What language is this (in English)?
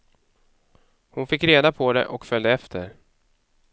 Swedish